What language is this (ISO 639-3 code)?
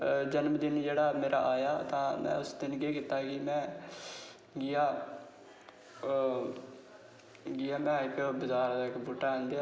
doi